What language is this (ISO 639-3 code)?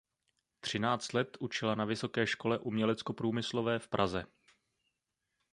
ces